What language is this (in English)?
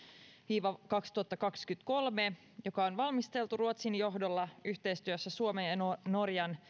Finnish